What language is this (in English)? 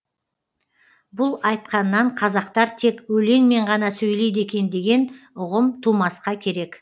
Kazakh